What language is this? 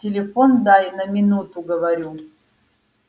Russian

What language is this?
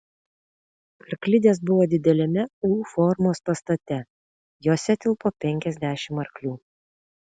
Lithuanian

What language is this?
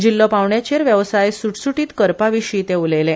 Konkani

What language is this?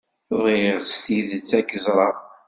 Kabyle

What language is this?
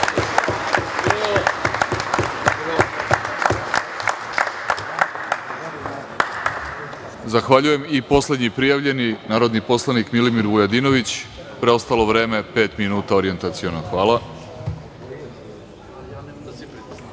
Serbian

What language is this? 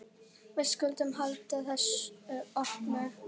Icelandic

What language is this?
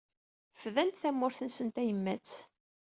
Kabyle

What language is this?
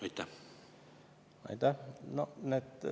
Estonian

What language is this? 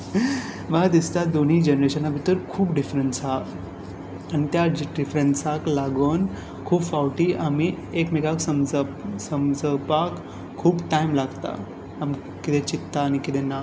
Konkani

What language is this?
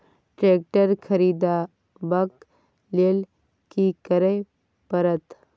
Maithili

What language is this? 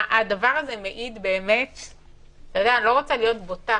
Hebrew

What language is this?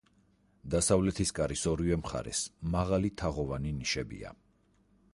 Georgian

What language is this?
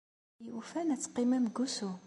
Kabyle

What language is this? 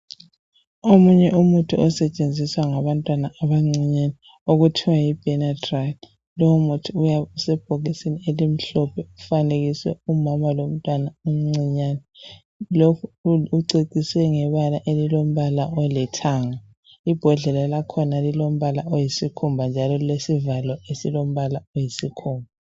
North Ndebele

